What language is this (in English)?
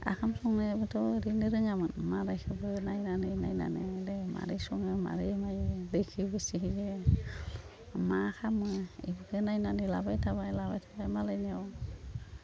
Bodo